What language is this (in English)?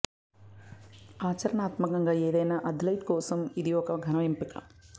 Telugu